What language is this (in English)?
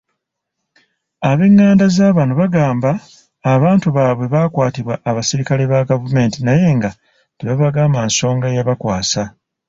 Ganda